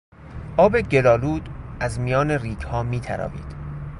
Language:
Persian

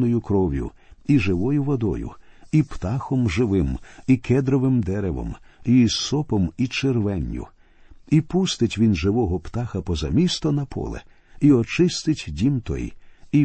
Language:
Ukrainian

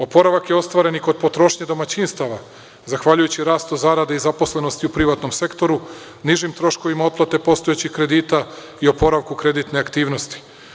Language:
Serbian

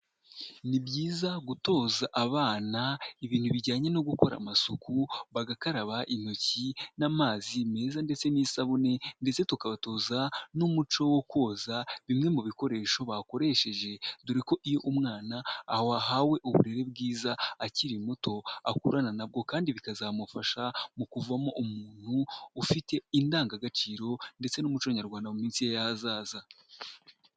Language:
Kinyarwanda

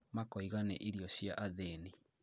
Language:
Kikuyu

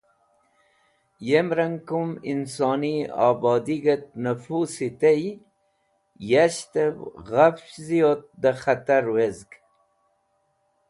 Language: Wakhi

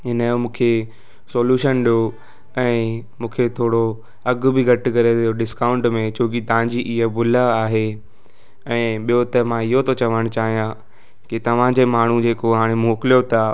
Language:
Sindhi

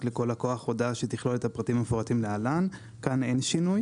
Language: Hebrew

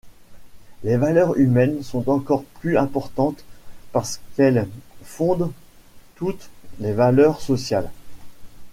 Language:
French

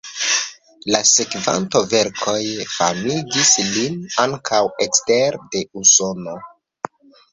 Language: Esperanto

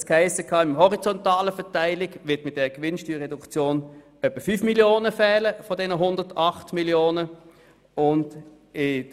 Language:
Swiss German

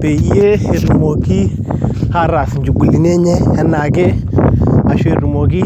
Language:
Masai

